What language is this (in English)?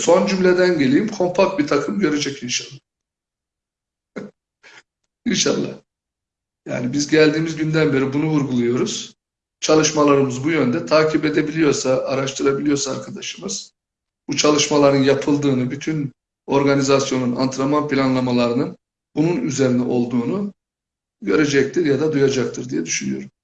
Turkish